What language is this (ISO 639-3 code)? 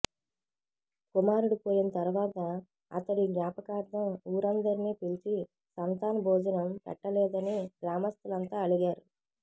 tel